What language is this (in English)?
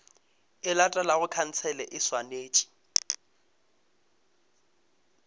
Northern Sotho